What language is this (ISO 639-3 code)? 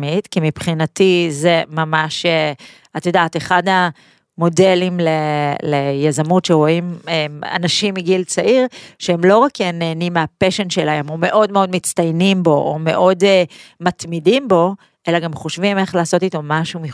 heb